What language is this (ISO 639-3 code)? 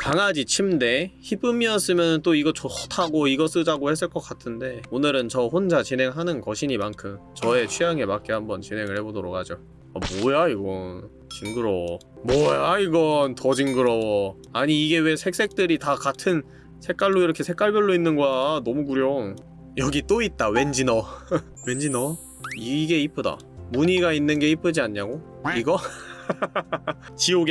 kor